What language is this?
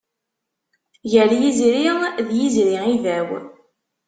Kabyle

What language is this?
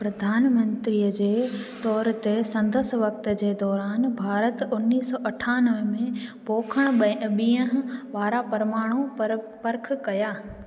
Sindhi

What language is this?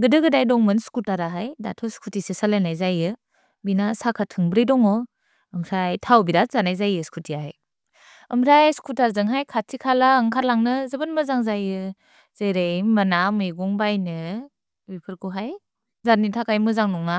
Bodo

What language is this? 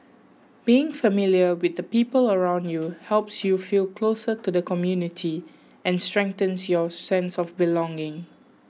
English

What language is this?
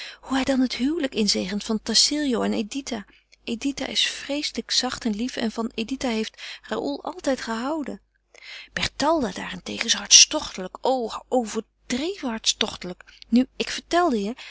Dutch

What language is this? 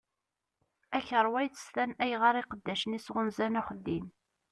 Kabyle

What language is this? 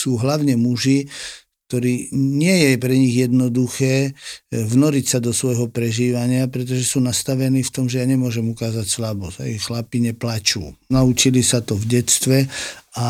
Slovak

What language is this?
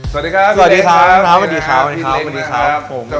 Thai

